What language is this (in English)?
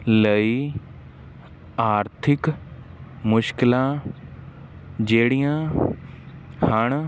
Punjabi